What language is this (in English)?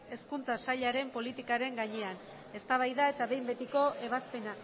Basque